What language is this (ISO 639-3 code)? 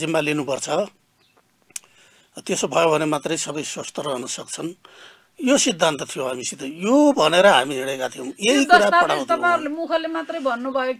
ara